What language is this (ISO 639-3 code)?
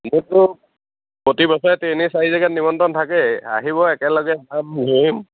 asm